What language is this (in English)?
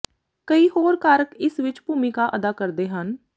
Punjabi